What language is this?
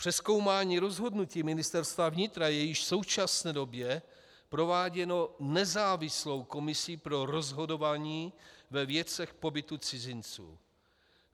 Czech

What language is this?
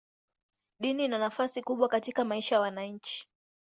Swahili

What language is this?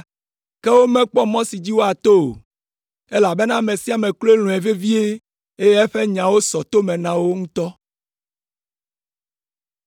Ewe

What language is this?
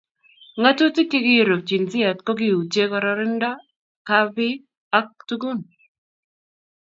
Kalenjin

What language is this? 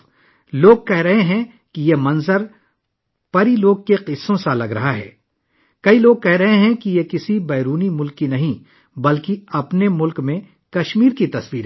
Urdu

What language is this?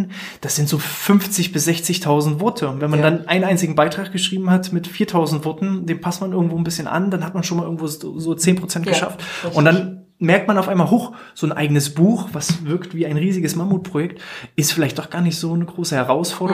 German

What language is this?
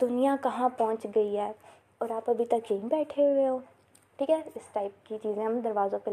Urdu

